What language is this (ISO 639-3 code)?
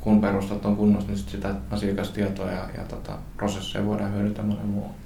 fin